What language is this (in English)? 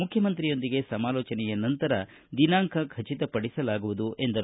Kannada